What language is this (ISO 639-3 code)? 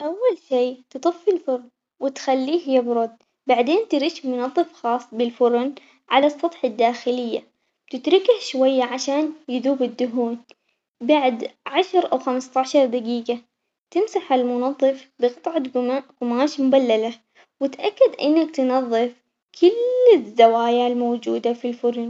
acx